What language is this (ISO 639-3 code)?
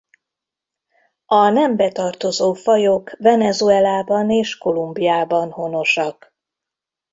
hun